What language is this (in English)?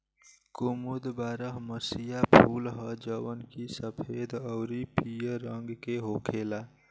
Bhojpuri